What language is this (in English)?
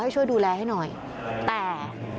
Thai